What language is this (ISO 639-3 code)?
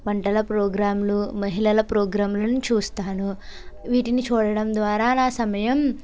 tel